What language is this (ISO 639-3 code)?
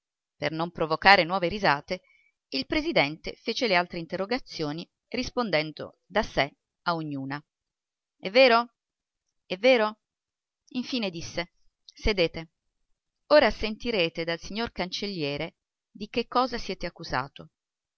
ita